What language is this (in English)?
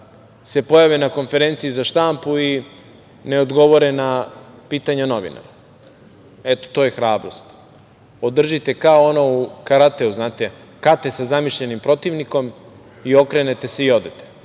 Serbian